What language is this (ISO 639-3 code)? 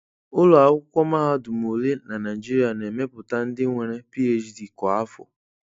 ibo